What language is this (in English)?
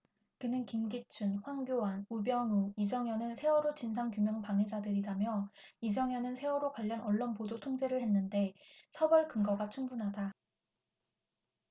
Korean